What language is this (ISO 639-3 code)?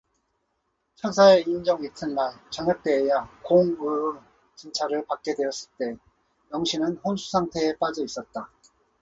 kor